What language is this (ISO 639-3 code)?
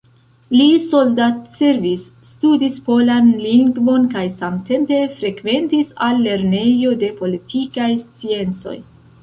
epo